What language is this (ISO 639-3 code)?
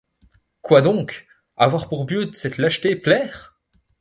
fra